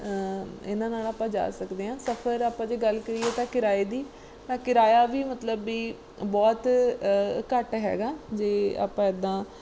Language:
Punjabi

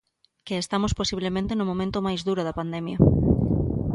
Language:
Galician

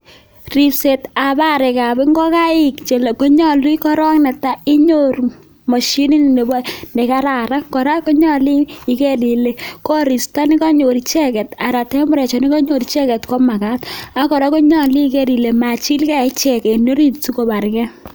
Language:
Kalenjin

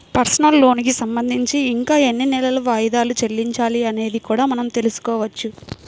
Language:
Telugu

